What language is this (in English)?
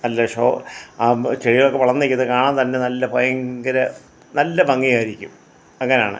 Malayalam